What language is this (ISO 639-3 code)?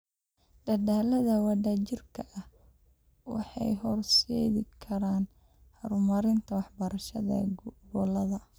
som